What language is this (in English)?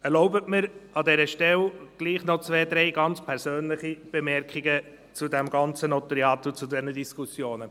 Swiss German